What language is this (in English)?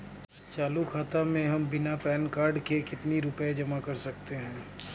Hindi